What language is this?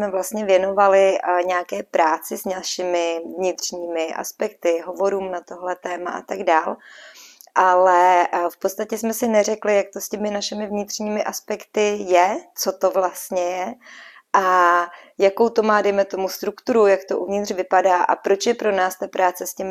Czech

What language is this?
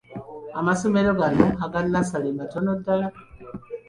Ganda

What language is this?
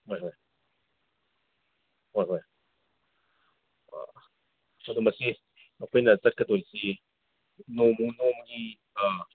Manipuri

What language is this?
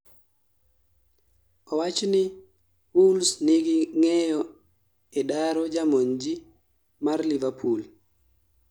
Luo (Kenya and Tanzania)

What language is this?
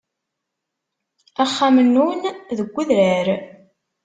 Kabyle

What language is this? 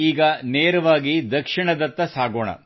Kannada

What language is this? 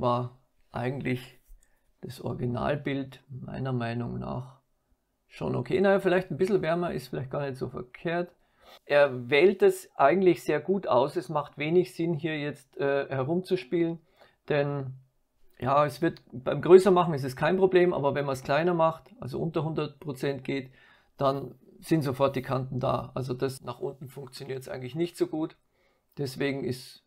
German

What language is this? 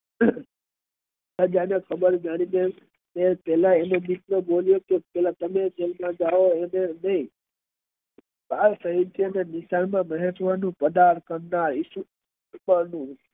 Gujarati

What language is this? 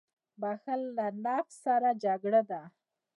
Pashto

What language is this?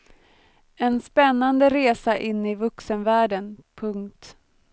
Swedish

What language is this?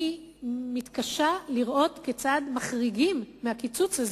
Hebrew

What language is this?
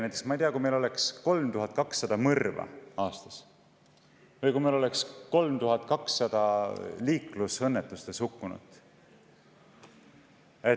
Estonian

